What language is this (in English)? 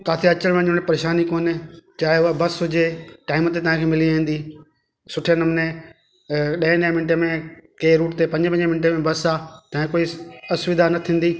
Sindhi